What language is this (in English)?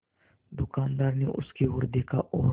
Hindi